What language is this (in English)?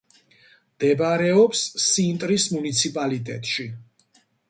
Georgian